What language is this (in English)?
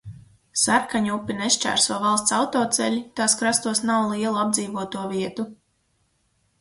Latvian